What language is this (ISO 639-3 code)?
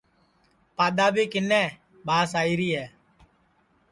ssi